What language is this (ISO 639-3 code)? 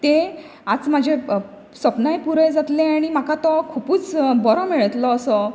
kok